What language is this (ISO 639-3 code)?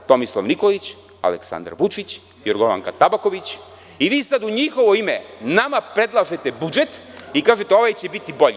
srp